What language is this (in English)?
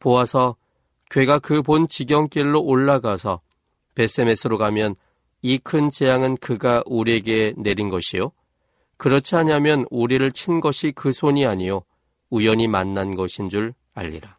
Korean